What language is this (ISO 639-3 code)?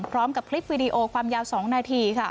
tha